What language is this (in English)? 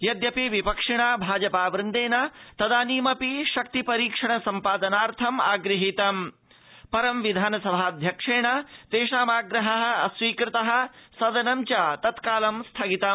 Sanskrit